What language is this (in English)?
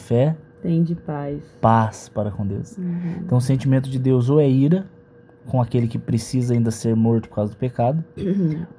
Portuguese